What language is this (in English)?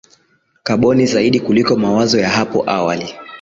Swahili